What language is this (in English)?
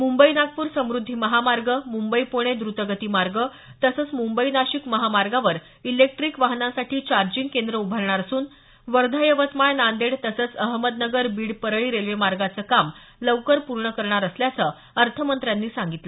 Marathi